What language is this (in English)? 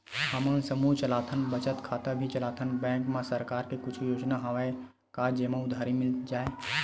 Chhattisgarhi